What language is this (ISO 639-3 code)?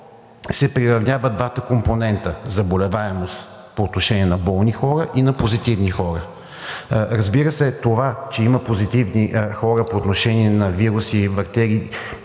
bul